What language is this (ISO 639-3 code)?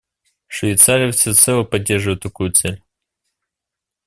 rus